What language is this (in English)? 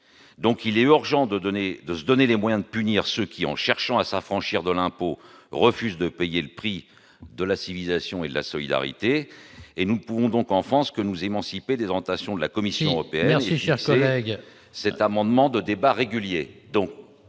French